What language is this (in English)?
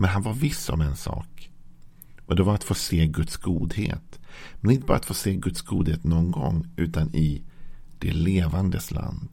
Swedish